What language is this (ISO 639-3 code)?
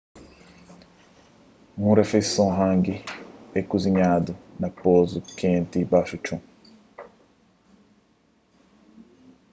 kea